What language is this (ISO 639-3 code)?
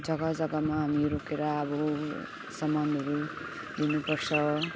nep